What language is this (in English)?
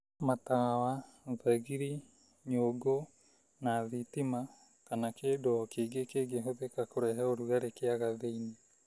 Kikuyu